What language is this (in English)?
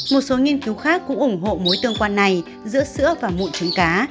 Vietnamese